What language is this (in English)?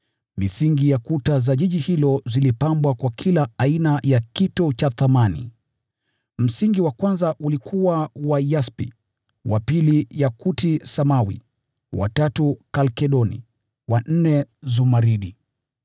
Swahili